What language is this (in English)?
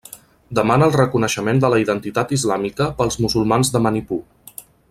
Catalan